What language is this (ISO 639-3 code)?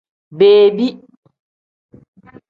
kdh